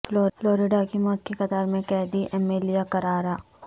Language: Urdu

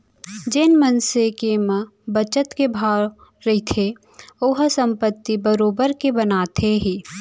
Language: Chhattisgarhi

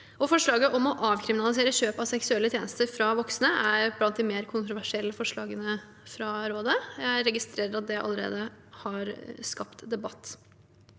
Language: Norwegian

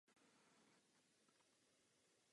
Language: Czech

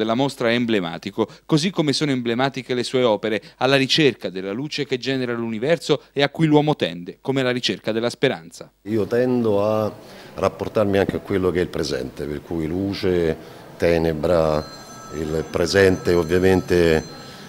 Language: Italian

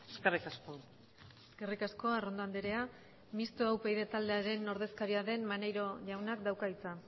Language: Basque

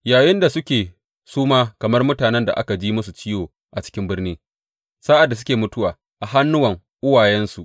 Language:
Hausa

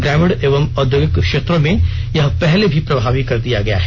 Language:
Hindi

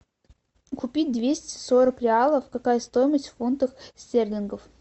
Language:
Russian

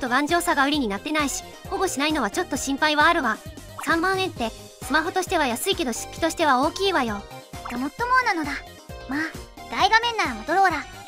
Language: Japanese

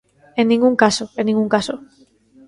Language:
Galician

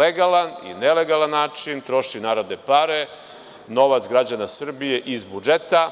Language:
Serbian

